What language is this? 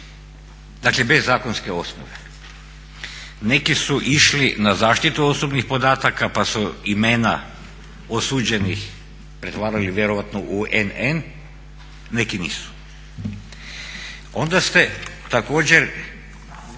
Croatian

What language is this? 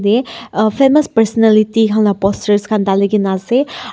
Naga Pidgin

